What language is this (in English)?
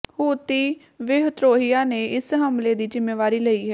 Punjabi